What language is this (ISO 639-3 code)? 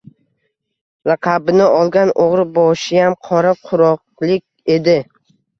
uzb